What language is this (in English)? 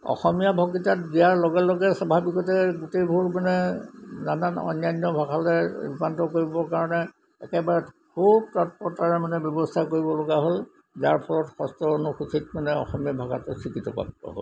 Assamese